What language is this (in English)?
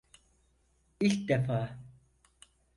Turkish